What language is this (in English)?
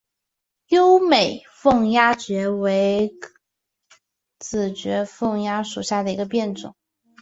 Chinese